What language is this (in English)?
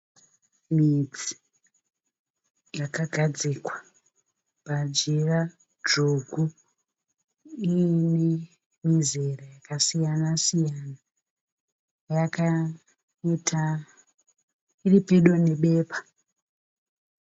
Shona